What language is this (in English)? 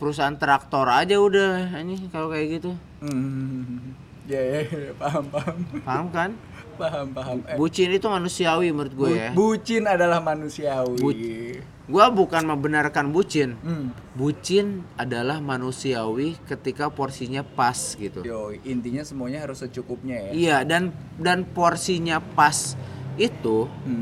Indonesian